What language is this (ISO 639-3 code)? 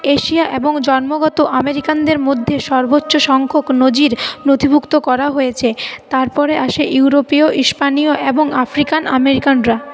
ben